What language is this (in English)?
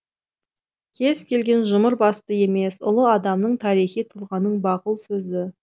Kazakh